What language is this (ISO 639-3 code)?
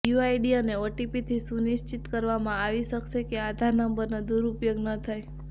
guj